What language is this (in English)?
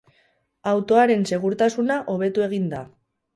Basque